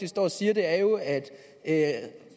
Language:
Danish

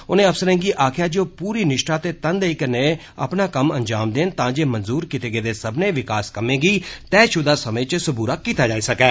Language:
Dogri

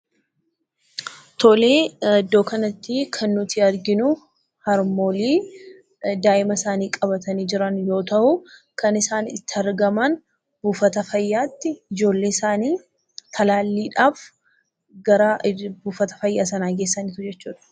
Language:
Oromo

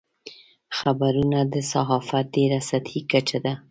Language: Pashto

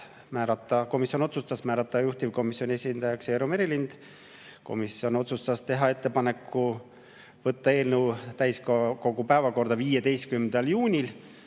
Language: Estonian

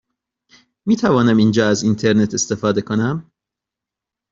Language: Persian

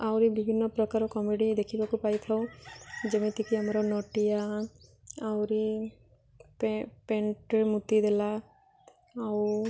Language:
Odia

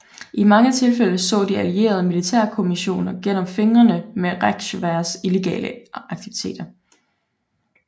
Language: Danish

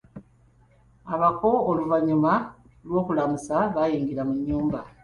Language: Ganda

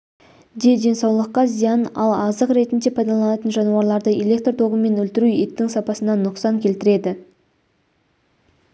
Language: Kazakh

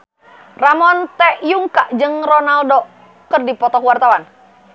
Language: Sundanese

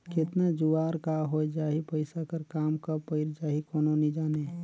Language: Chhattisgarhi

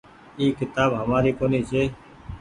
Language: Goaria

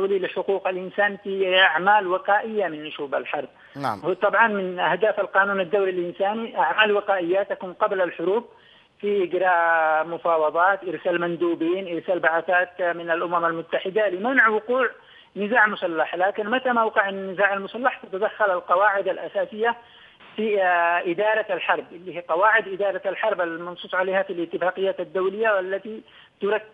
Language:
Arabic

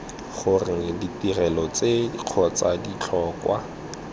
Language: Tswana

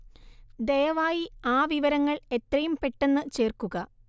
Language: Malayalam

